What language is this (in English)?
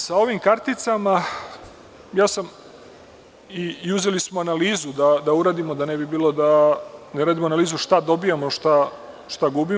Serbian